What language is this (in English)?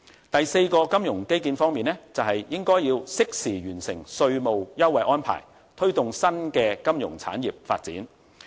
Cantonese